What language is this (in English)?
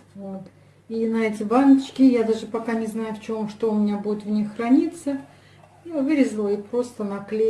Russian